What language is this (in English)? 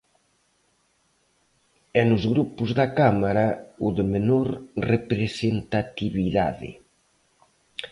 Galician